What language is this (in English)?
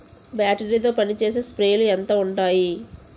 Telugu